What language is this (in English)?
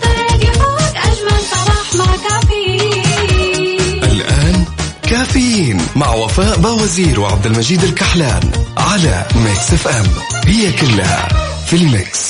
Arabic